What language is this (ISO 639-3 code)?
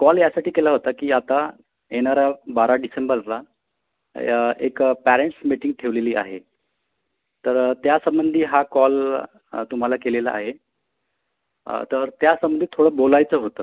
mar